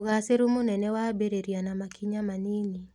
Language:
Kikuyu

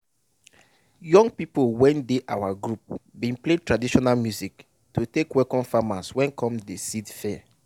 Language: Nigerian Pidgin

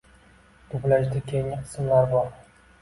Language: Uzbek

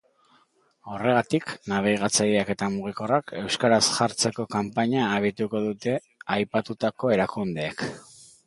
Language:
Basque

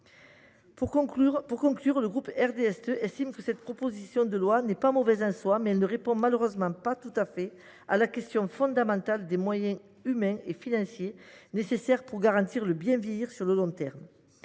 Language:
French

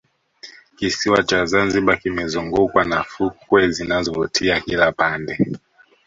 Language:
Swahili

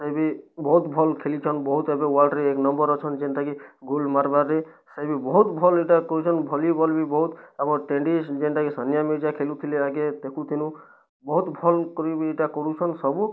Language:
Odia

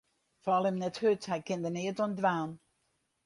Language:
Western Frisian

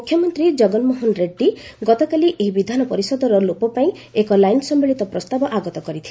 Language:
Odia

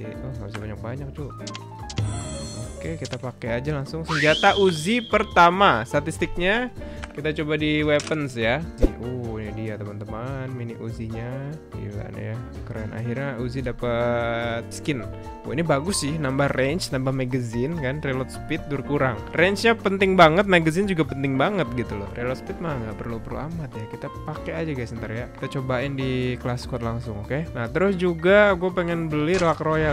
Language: Indonesian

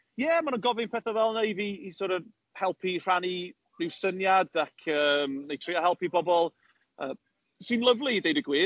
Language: Welsh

